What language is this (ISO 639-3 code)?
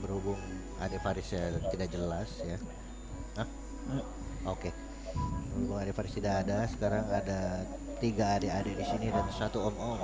ind